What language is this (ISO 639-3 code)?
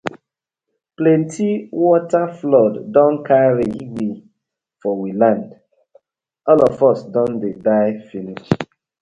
pcm